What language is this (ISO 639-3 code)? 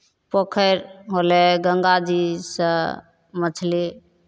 mai